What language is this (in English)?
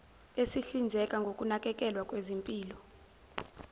Zulu